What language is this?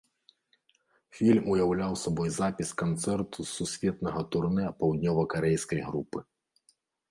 Belarusian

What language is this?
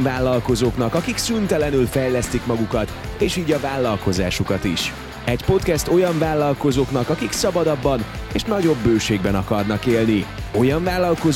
Hungarian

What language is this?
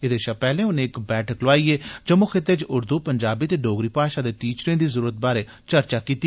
Dogri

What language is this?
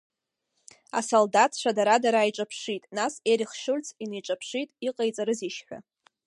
Abkhazian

